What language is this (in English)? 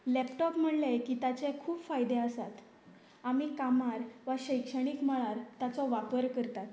Konkani